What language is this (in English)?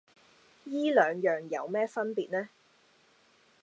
Cantonese